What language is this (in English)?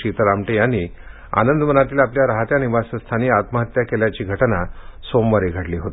Marathi